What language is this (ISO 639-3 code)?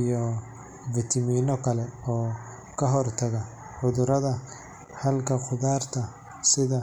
som